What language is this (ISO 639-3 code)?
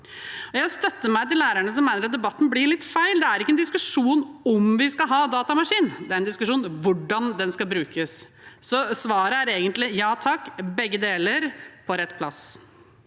nor